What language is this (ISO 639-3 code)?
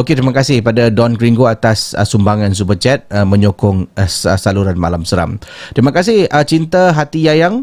msa